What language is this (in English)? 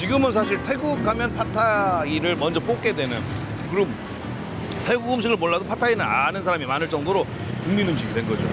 Korean